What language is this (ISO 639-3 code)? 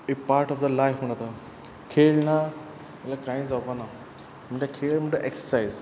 kok